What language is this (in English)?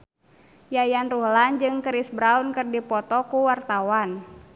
Sundanese